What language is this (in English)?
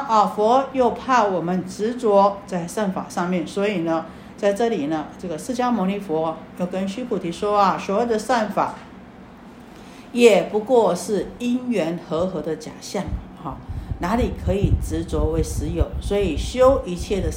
Chinese